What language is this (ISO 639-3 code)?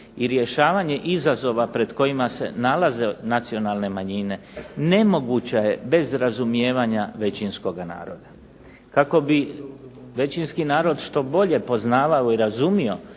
hrv